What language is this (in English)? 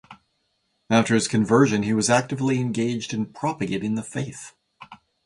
English